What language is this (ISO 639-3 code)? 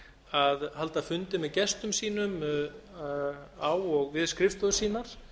isl